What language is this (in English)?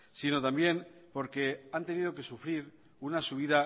Spanish